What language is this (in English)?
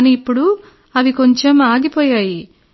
Telugu